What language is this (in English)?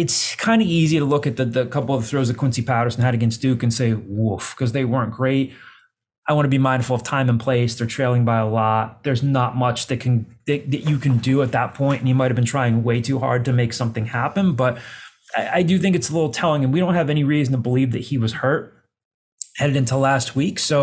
English